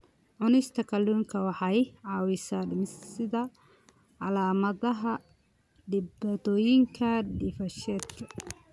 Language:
Somali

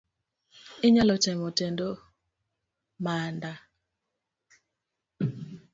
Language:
Luo (Kenya and Tanzania)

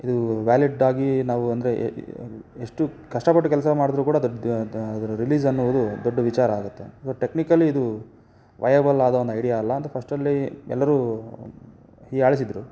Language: Kannada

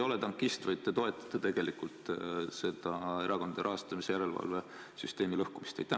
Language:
Estonian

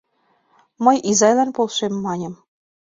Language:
Mari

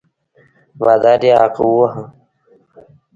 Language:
Pashto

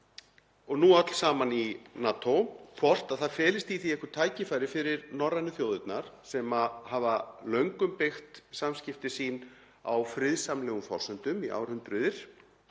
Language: Icelandic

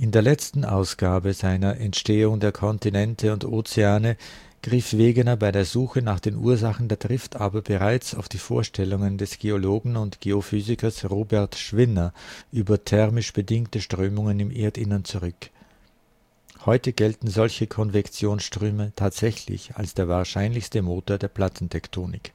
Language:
German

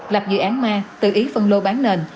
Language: Vietnamese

